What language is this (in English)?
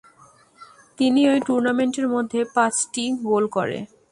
Bangla